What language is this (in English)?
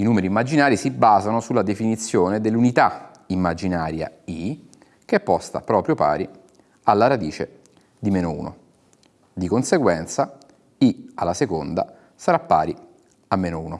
Italian